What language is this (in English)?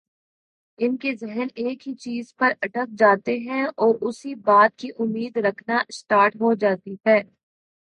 Urdu